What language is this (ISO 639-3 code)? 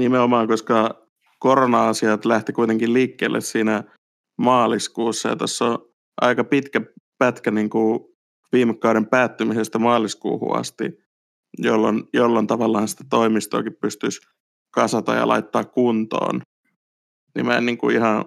fin